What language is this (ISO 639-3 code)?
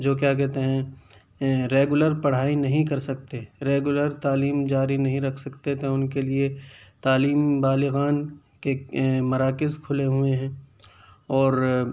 urd